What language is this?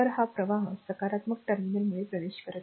Marathi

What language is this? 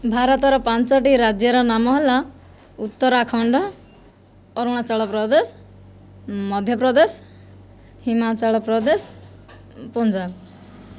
Odia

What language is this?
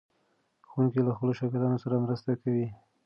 Pashto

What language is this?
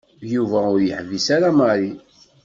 Kabyle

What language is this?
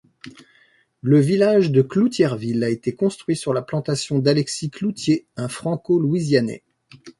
French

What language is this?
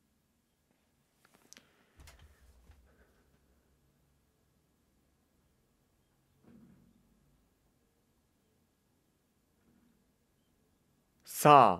Japanese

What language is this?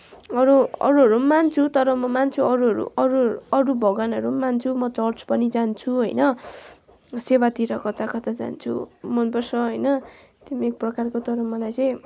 Nepali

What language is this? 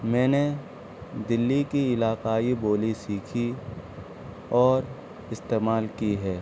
Urdu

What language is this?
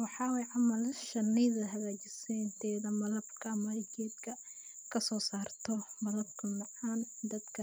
Somali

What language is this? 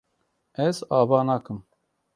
Kurdish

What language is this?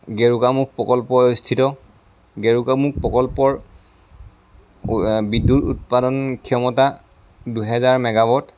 Assamese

